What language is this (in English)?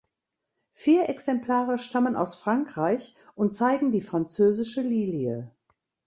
German